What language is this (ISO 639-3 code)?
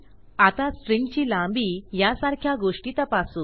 mar